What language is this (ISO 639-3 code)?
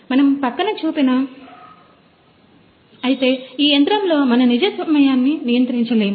tel